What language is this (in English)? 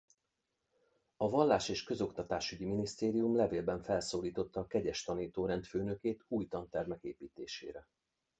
Hungarian